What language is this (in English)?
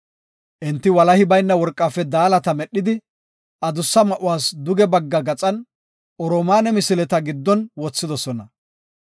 Gofa